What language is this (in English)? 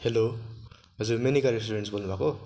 Nepali